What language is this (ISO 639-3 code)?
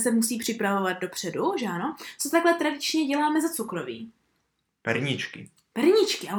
ces